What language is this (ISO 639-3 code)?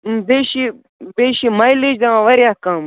kas